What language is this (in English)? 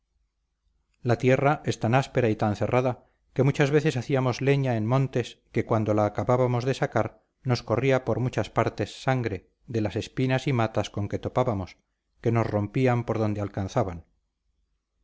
Spanish